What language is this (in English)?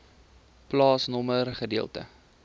Afrikaans